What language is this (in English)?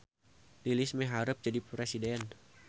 Sundanese